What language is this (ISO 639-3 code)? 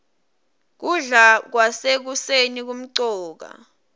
ssw